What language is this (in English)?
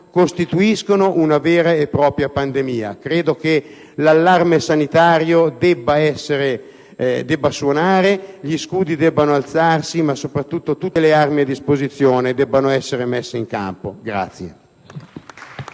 Italian